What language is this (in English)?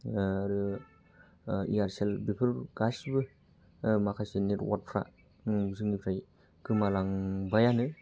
Bodo